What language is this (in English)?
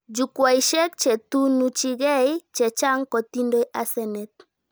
Kalenjin